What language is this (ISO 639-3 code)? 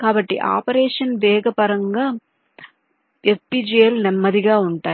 tel